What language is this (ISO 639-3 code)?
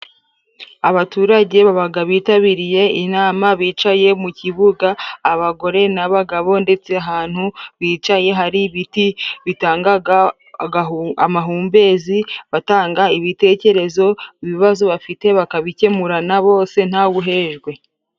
kin